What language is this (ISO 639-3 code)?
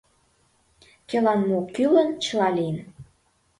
chm